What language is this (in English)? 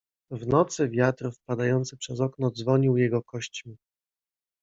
Polish